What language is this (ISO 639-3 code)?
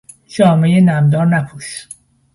fas